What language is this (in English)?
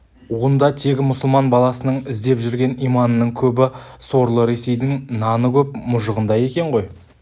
Kazakh